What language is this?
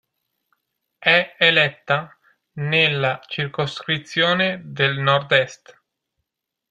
Italian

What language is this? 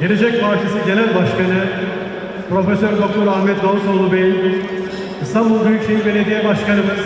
Turkish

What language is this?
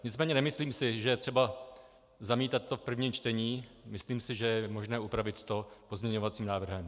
Czech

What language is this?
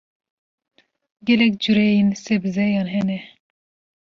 Kurdish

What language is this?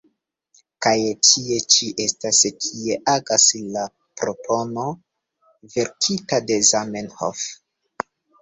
Esperanto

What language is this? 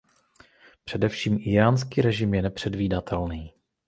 Czech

